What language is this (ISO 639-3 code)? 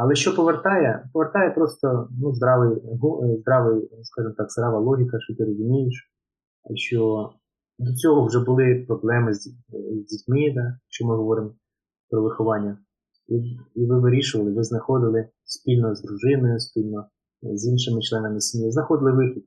ukr